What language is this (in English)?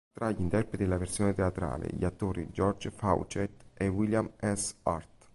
Italian